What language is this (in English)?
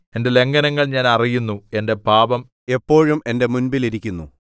Malayalam